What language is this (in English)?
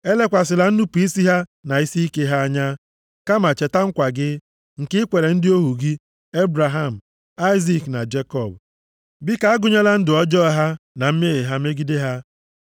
Igbo